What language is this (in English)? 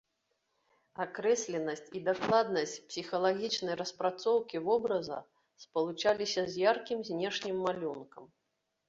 Belarusian